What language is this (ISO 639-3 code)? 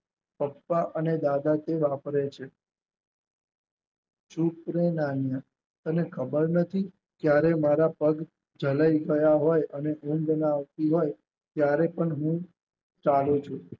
guj